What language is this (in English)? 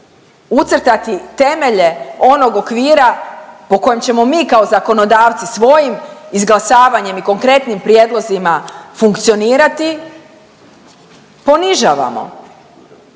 Croatian